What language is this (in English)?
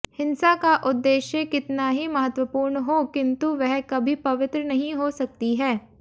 Hindi